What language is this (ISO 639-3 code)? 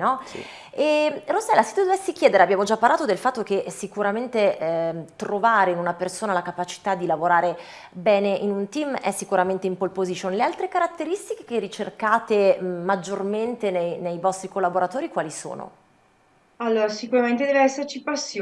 ita